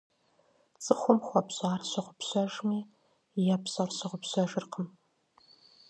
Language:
Kabardian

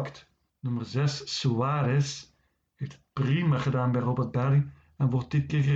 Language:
Dutch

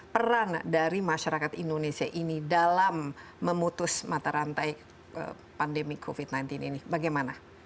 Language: Indonesian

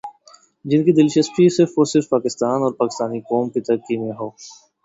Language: Urdu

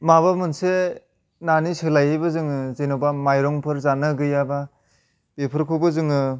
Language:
Bodo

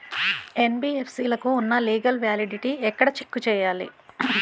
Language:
Telugu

